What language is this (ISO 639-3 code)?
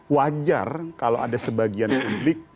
ind